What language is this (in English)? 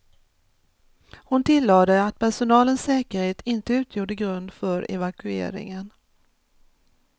Swedish